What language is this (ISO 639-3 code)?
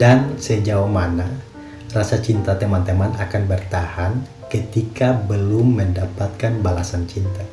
ind